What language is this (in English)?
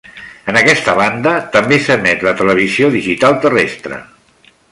Catalan